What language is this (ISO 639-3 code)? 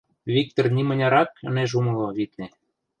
chm